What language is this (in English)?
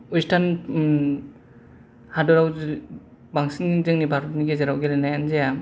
Bodo